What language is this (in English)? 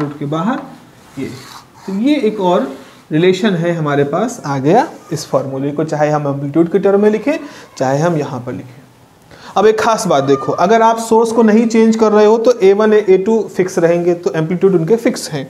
Hindi